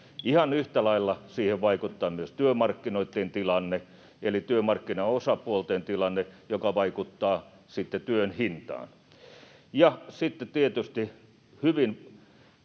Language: Finnish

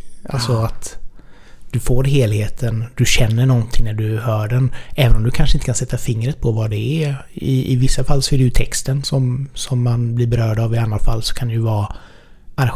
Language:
Swedish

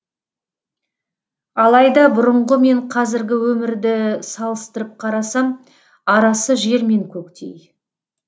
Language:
Kazakh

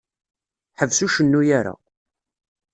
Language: Kabyle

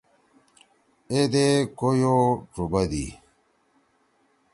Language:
Torwali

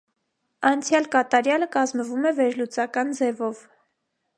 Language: Armenian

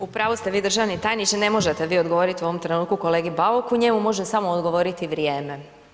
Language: Croatian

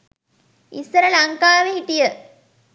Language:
Sinhala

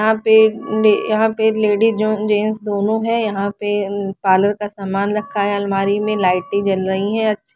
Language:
Hindi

